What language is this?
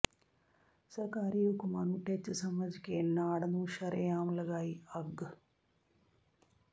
Punjabi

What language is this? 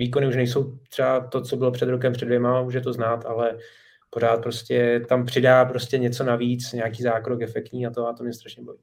Czech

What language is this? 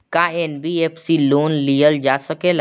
Bhojpuri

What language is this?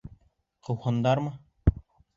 Bashkir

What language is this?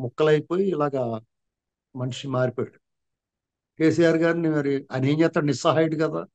Telugu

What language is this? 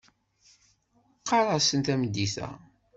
Kabyle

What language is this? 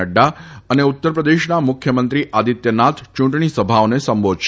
Gujarati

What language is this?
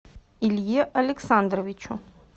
Russian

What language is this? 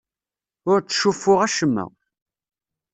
Kabyle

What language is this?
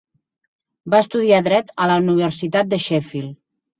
Catalan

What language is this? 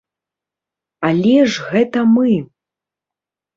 Belarusian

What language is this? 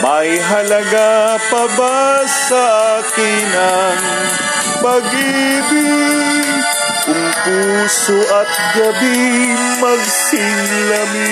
Filipino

